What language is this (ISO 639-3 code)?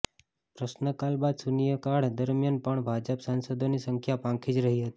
guj